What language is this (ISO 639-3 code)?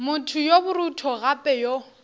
nso